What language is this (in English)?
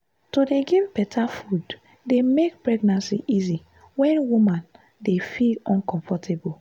Nigerian Pidgin